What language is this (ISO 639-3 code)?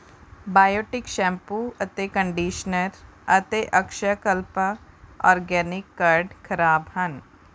pan